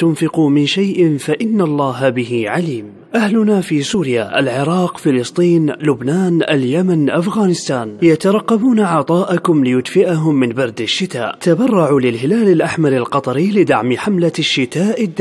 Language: Arabic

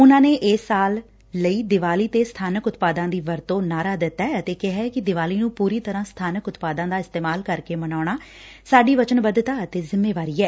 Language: Punjabi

